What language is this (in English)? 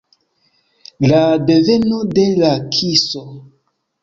Esperanto